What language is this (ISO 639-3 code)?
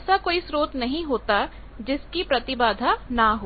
hin